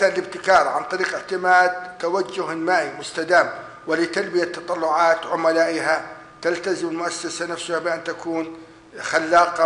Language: Arabic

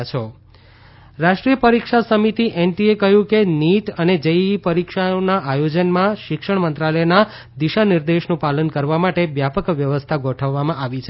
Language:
Gujarati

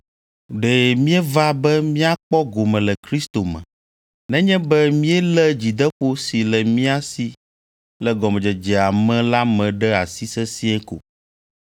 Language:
Ewe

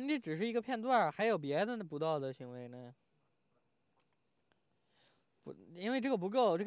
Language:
Chinese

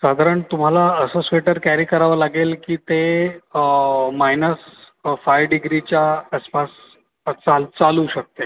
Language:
Marathi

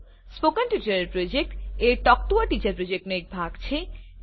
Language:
Gujarati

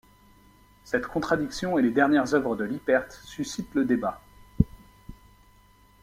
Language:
French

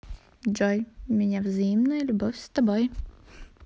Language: Russian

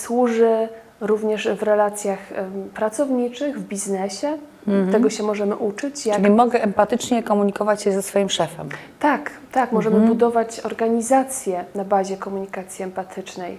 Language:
Polish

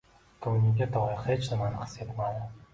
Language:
Uzbek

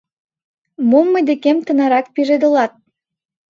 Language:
Mari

